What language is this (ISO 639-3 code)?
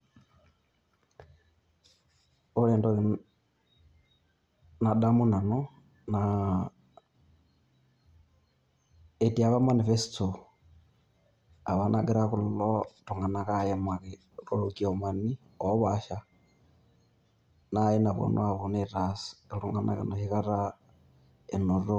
mas